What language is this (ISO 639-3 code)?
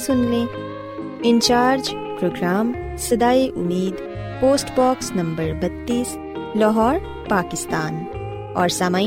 urd